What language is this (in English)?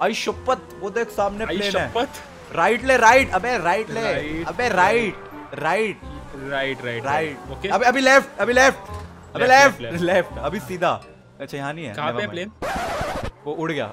Hindi